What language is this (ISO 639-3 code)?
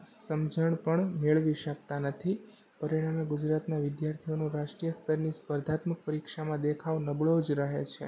guj